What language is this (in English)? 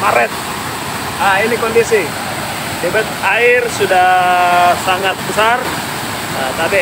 Indonesian